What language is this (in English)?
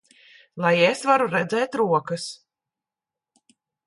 Latvian